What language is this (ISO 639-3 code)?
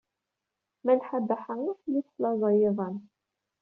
kab